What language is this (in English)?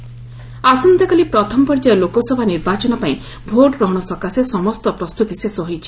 Odia